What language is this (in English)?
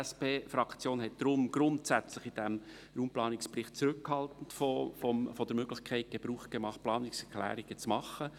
Swiss German